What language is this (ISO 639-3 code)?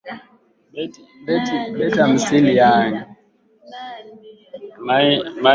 swa